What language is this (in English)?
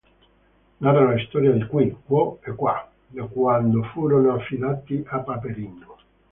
Italian